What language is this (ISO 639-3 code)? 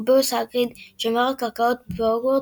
heb